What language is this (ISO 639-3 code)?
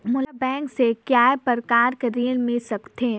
hne